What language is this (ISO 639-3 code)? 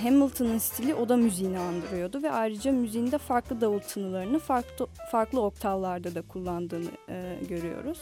tur